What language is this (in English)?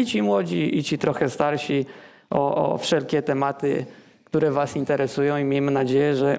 Polish